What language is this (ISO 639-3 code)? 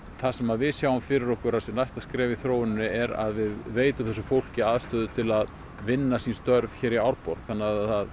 isl